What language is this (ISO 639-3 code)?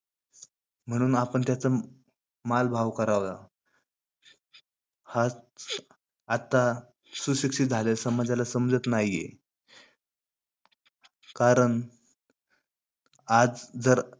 mar